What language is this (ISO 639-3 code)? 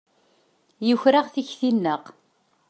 kab